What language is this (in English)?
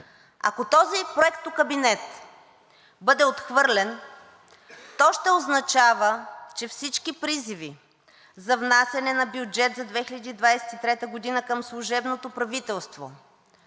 Bulgarian